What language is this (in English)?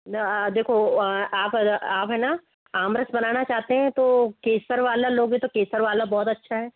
Hindi